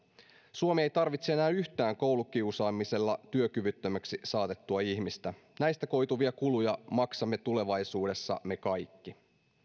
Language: Finnish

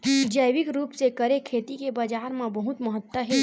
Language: Chhattisgarhi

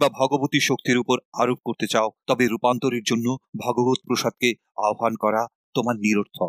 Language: Bangla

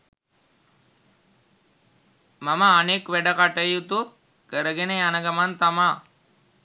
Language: Sinhala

